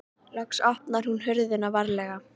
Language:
Icelandic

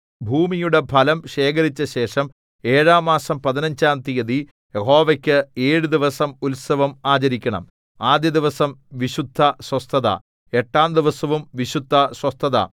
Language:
Malayalam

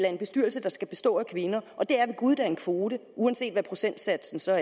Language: Danish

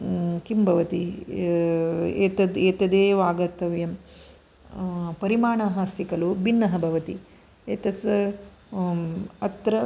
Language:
Sanskrit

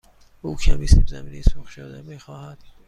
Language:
Persian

